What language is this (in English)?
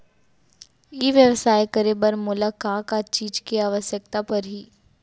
Chhattisgarhi